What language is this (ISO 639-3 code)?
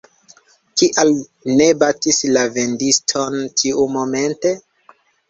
epo